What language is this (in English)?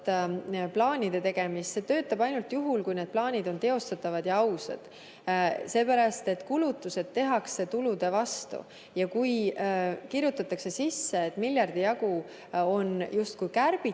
Estonian